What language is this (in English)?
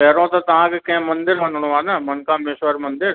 Sindhi